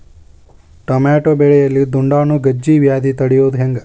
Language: Kannada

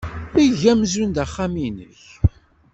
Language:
Kabyle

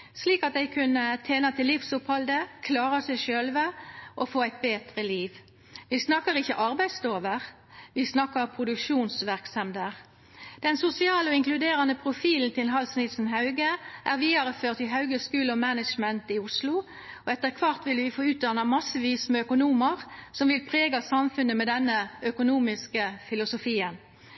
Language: Norwegian Nynorsk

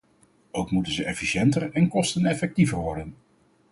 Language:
Dutch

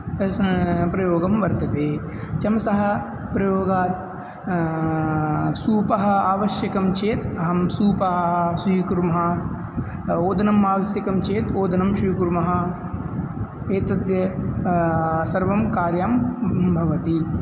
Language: Sanskrit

